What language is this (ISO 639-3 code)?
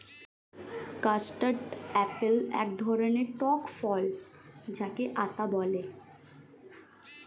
ben